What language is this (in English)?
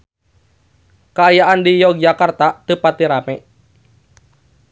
Sundanese